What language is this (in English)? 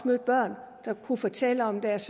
Danish